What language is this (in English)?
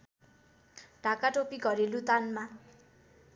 Nepali